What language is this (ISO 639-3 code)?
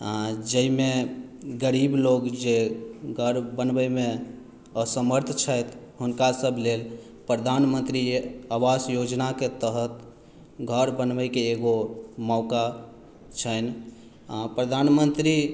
mai